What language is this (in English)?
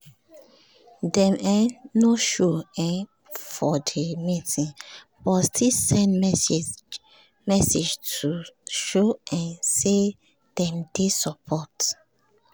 Nigerian Pidgin